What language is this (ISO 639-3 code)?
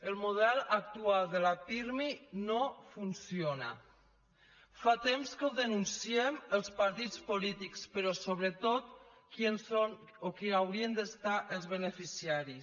cat